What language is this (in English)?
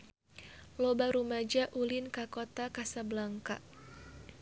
Sundanese